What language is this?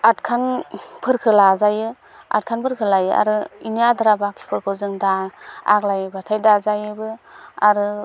Bodo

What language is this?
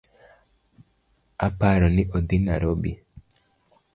Luo (Kenya and Tanzania)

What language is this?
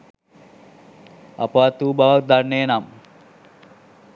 Sinhala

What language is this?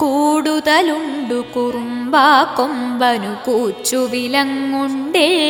Malayalam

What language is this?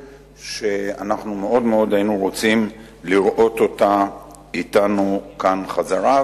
Hebrew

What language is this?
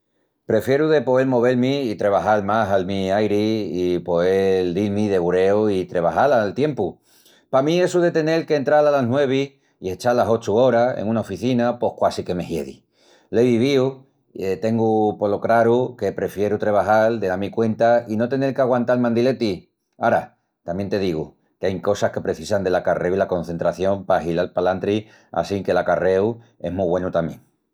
Extremaduran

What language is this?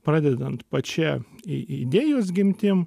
Lithuanian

